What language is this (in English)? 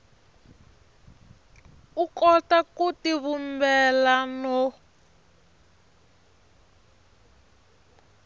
Tsonga